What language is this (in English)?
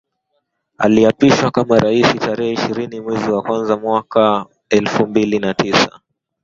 Swahili